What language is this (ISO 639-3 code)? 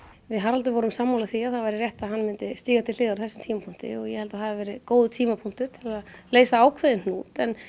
isl